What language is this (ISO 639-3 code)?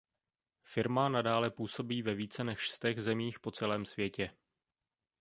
ces